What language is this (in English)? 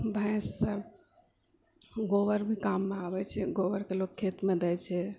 Maithili